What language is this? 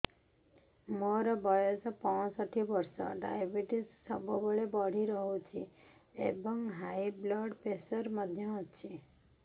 Odia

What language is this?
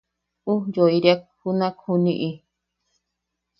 Yaqui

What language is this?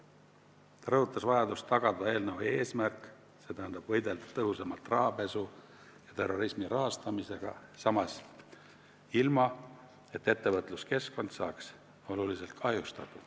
Estonian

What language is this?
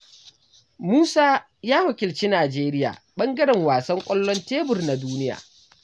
Hausa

